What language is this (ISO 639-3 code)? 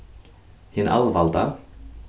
fao